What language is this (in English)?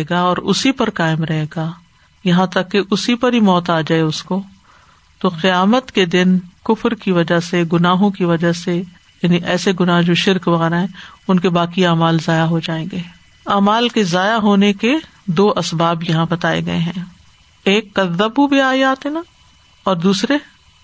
Urdu